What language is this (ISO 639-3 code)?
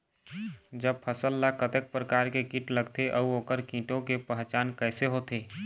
hne